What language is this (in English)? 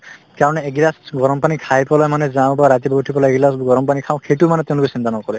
Assamese